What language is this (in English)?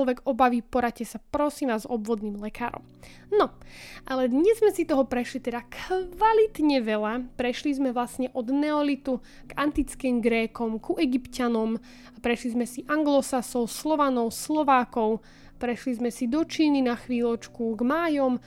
Slovak